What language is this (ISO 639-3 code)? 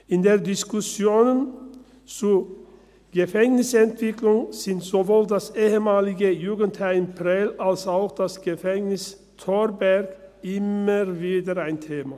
gsw